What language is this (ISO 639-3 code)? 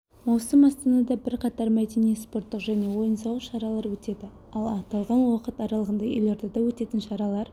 kaz